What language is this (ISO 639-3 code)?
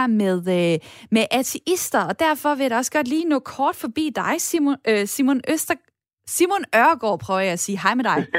dan